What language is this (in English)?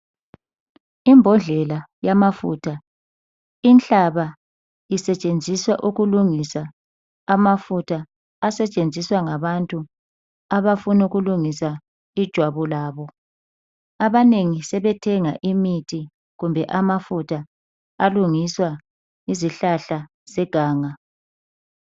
North Ndebele